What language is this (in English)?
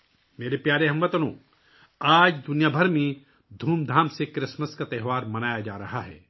Urdu